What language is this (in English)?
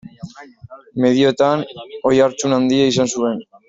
Basque